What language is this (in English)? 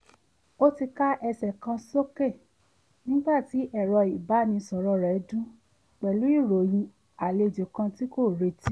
Yoruba